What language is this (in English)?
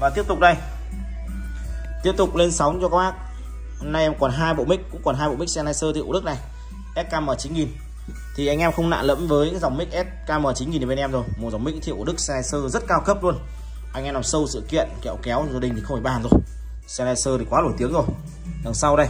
Vietnamese